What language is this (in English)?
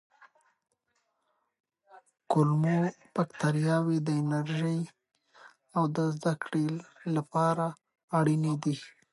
Pashto